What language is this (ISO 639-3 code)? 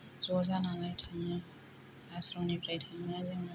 brx